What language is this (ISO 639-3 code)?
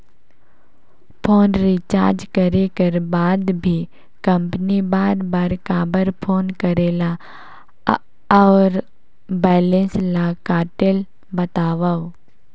hne